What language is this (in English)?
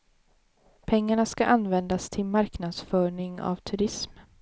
Swedish